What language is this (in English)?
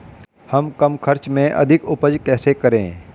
Hindi